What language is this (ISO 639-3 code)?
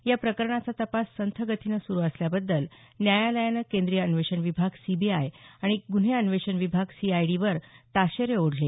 mar